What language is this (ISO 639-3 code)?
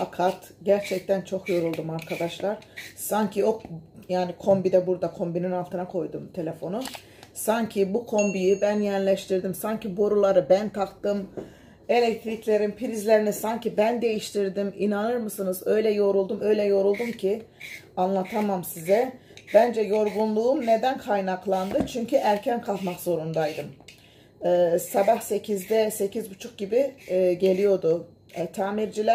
tur